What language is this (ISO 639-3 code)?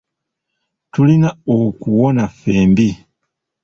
lug